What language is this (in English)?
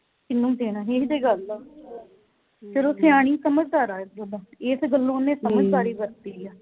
Punjabi